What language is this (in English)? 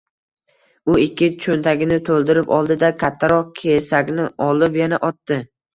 Uzbek